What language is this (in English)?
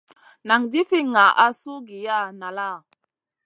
Masana